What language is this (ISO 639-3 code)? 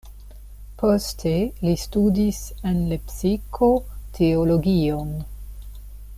epo